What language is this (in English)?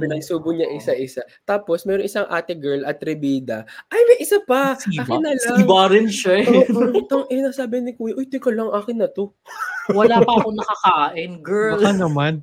Filipino